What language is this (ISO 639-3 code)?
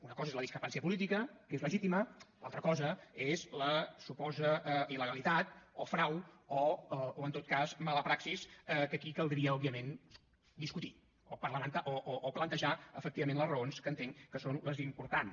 cat